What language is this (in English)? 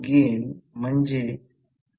Marathi